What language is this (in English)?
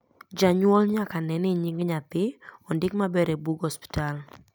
Luo (Kenya and Tanzania)